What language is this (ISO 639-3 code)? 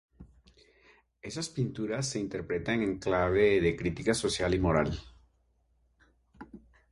spa